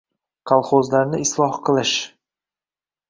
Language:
Uzbek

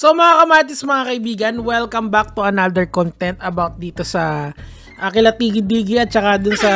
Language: Filipino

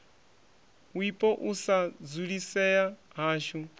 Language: Venda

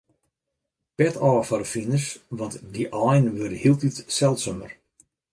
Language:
Western Frisian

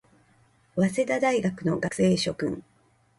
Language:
Japanese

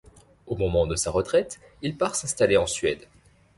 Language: French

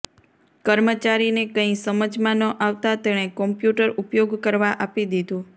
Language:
Gujarati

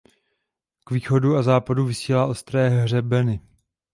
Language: Czech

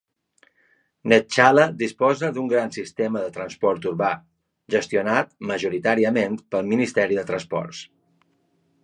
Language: Catalan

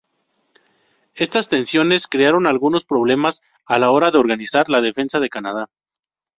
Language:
Spanish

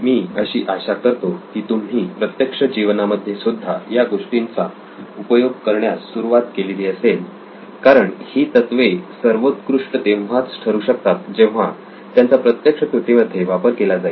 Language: Marathi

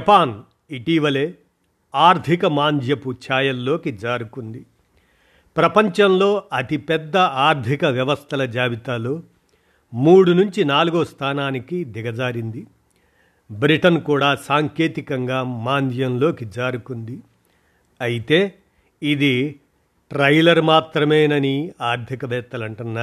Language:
Telugu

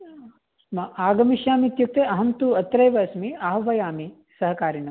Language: Sanskrit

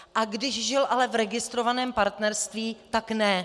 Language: Czech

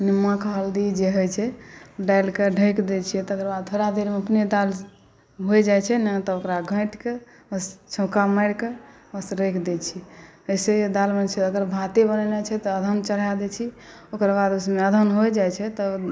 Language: Maithili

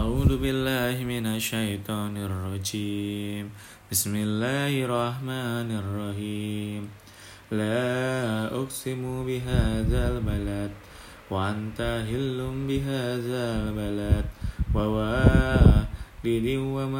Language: Indonesian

